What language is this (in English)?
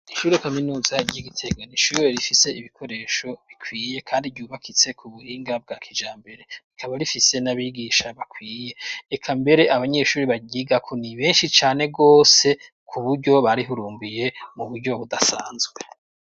Rundi